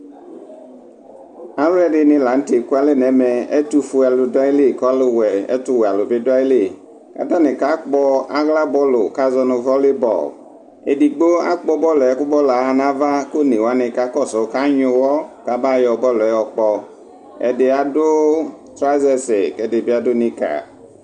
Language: Ikposo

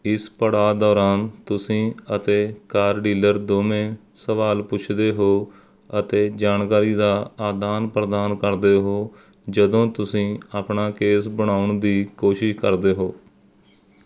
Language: Punjabi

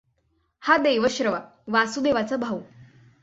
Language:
Marathi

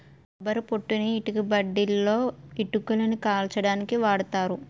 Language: Telugu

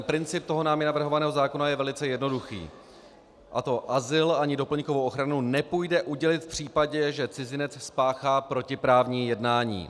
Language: Czech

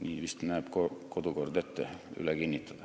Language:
Estonian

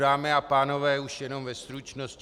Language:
Czech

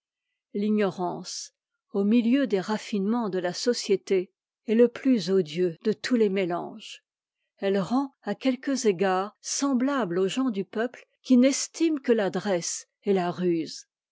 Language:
French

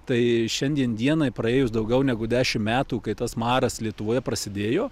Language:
Lithuanian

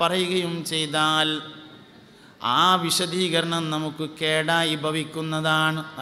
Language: Arabic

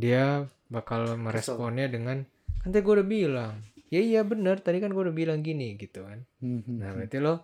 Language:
Indonesian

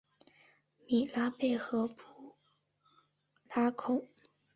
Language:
Chinese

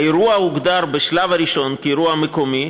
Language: Hebrew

